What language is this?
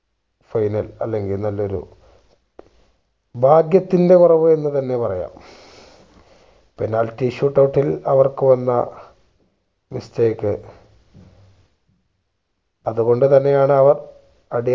Malayalam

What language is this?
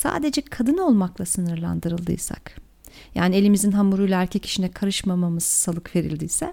Turkish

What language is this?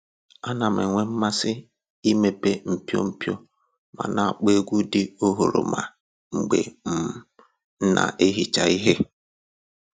Igbo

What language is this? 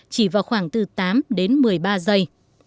Vietnamese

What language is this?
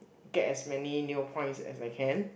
English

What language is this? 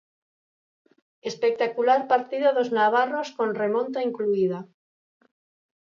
Galician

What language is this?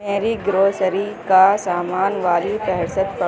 Urdu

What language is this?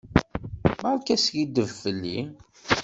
Kabyle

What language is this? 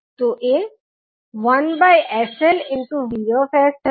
Gujarati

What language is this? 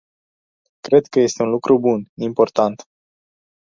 Romanian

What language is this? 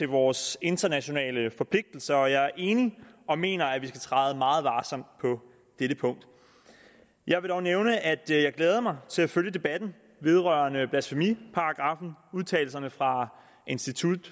Danish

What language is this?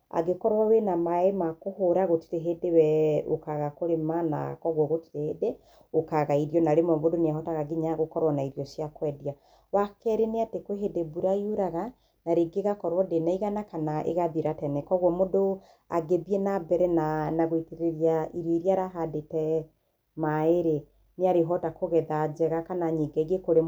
Kikuyu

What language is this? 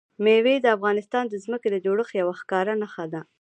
Pashto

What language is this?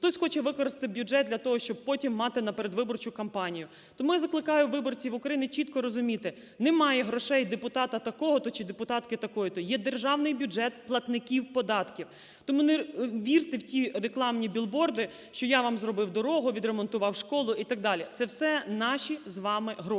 Ukrainian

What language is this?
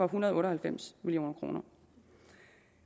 Danish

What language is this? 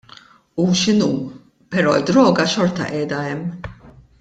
Maltese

